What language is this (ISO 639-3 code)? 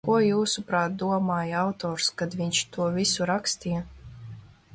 lav